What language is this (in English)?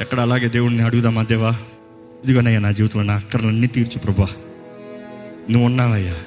Telugu